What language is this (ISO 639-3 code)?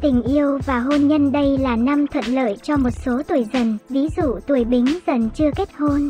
vie